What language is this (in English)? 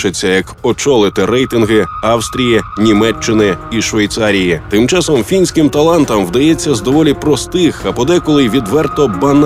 Ukrainian